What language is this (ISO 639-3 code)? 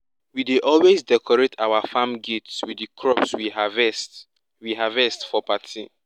pcm